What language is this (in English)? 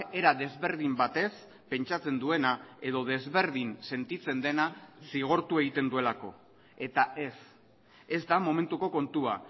Basque